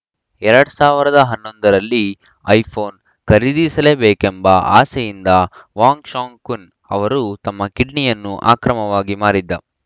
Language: Kannada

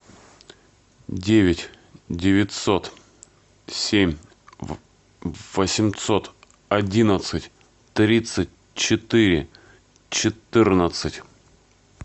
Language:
Russian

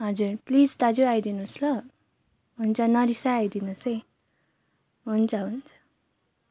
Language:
Nepali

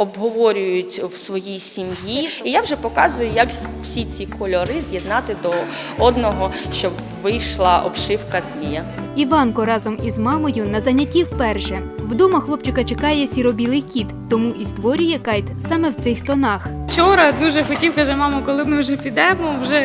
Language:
Ukrainian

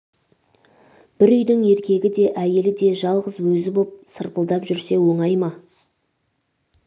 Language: Kazakh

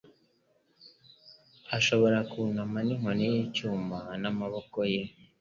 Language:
Kinyarwanda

